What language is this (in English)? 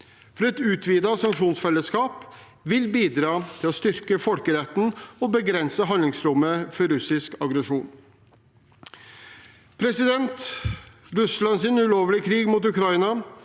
Norwegian